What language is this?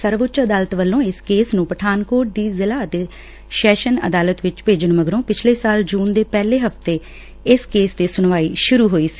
Punjabi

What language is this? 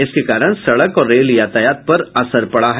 Hindi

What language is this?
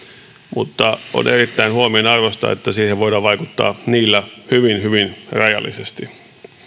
Finnish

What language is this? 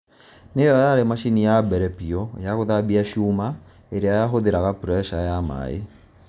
Kikuyu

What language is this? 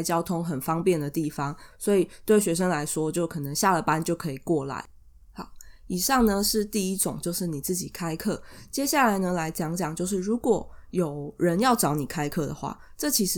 Chinese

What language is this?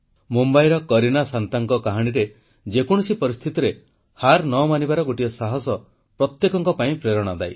Odia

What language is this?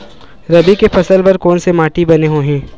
Chhattisgarhi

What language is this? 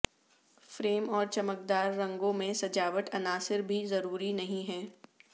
Urdu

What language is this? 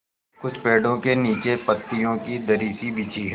Hindi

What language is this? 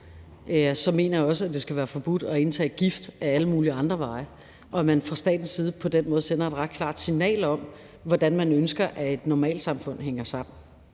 Danish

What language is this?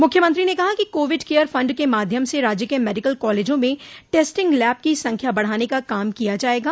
Hindi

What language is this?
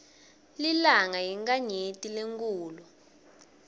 Swati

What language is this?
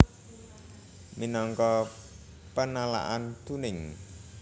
Javanese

